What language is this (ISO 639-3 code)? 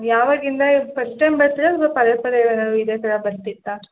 kan